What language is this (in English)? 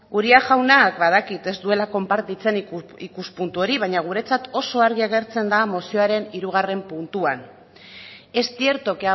Basque